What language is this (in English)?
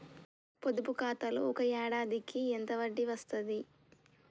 Telugu